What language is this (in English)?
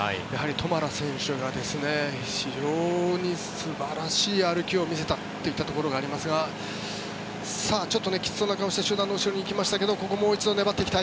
Japanese